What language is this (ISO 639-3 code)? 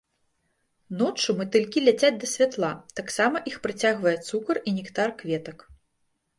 bel